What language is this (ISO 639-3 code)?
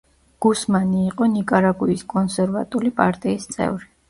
kat